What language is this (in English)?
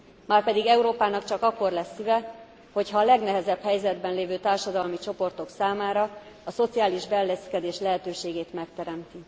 Hungarian